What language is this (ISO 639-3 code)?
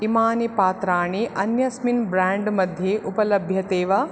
san